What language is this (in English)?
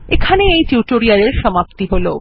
Bangla